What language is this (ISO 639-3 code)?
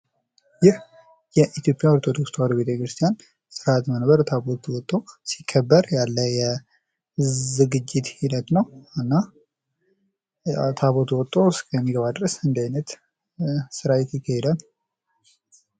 amh